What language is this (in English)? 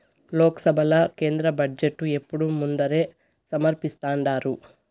Telugu